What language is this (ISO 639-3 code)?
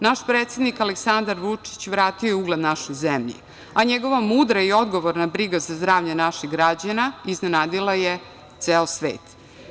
srp